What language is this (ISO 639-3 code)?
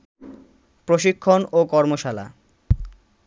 ben